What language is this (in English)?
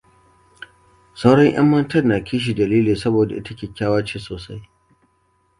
Hausa